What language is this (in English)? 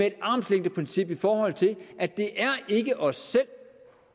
Danish